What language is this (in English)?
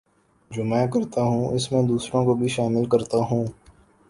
Urdu